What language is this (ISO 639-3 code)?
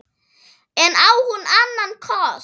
isl